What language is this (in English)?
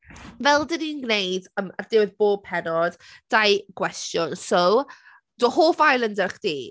Welsh